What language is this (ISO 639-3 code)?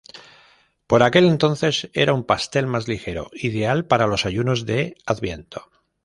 spa